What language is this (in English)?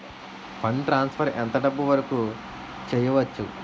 Telugu